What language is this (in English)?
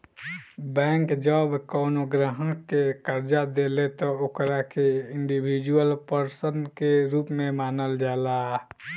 Bhojpuri